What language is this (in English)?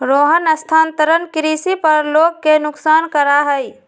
Magahi